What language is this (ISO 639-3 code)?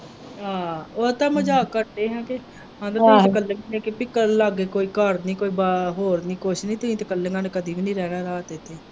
pan